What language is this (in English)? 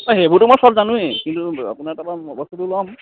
Assamese